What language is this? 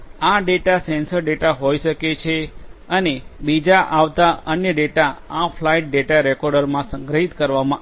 Gujarati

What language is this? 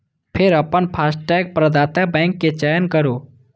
Maithili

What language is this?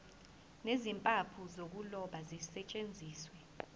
Zulu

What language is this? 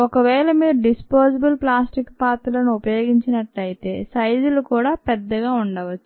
Telugu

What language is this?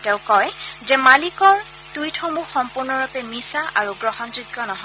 Assamese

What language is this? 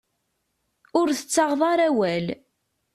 Kabyle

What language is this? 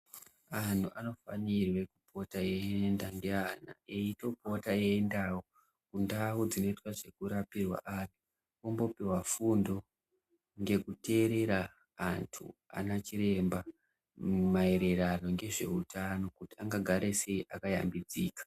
Ndau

